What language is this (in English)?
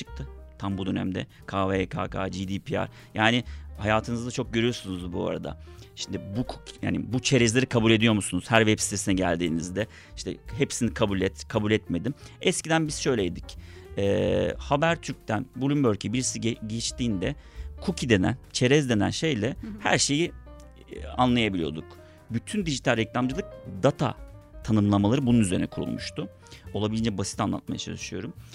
Turkish